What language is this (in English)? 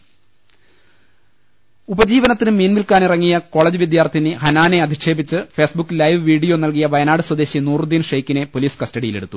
Malayalam